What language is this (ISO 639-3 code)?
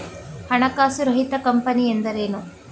kan